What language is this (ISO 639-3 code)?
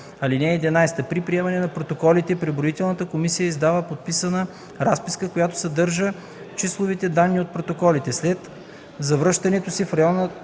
bul